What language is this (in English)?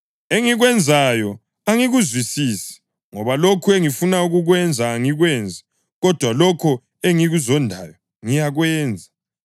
North Ndebele